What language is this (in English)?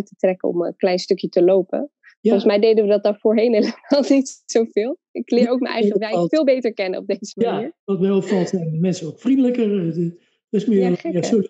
Dutch